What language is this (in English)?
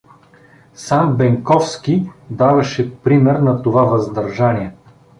Bulgarian